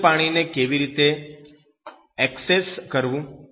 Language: Gujarati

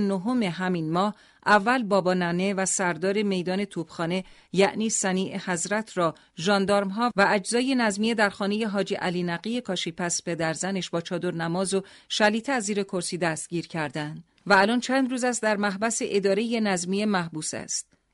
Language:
Persian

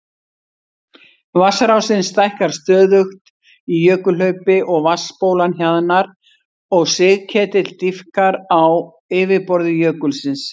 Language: Icelandic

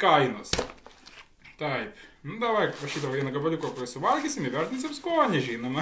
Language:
Russian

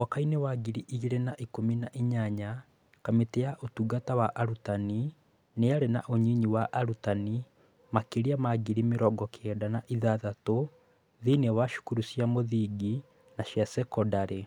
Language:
Kikuyu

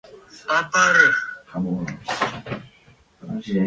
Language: Bafut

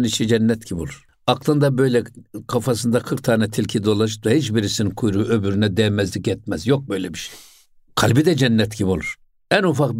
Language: Turkish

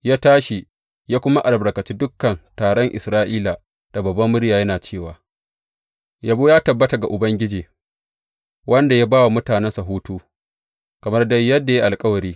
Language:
Hausa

